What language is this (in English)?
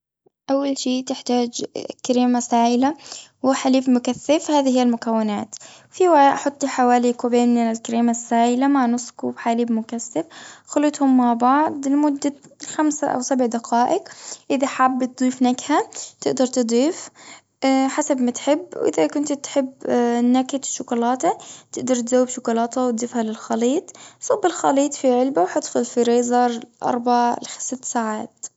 Gulf Arabic